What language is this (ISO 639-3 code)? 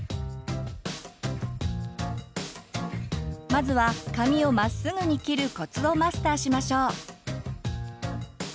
jpn